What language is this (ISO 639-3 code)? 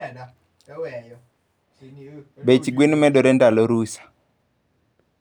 luo